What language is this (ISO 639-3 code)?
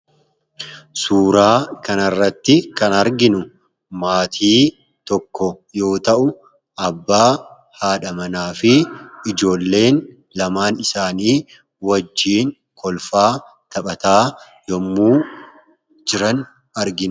orm